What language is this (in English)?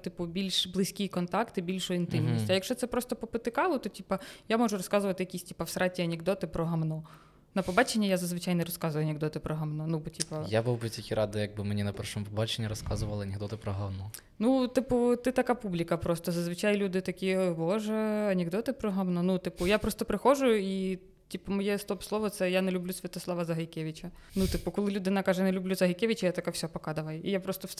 Ukrainian